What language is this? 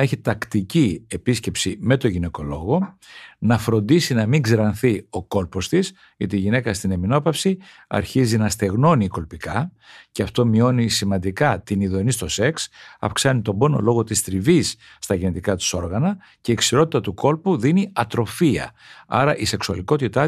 Greek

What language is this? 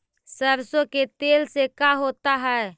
Magahi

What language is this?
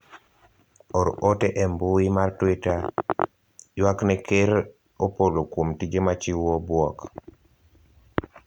Luo (Kenya and Tanzania)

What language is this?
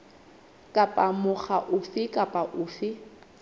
Southern Sotho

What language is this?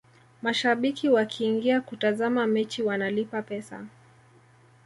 Swahili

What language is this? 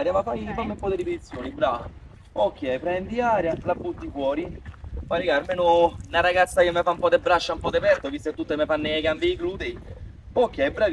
Italian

